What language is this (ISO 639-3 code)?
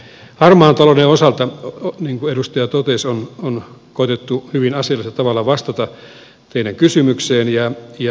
fin